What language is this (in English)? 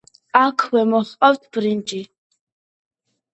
Georgian